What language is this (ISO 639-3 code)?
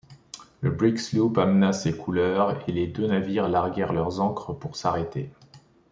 fra